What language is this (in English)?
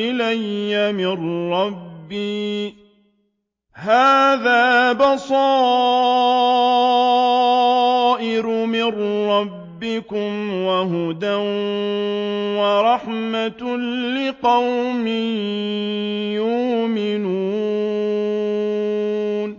Arabic